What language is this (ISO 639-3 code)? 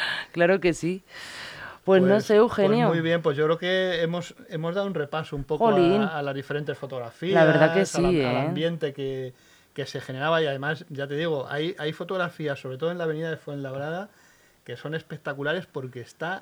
spa